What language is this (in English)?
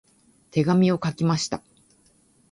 Japanese